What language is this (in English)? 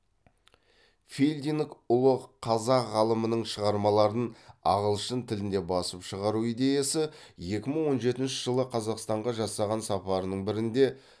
Kazakh